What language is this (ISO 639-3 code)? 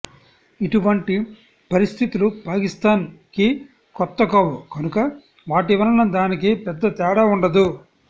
tel